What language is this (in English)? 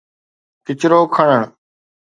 Sindhi